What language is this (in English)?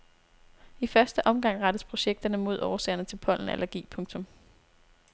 Danish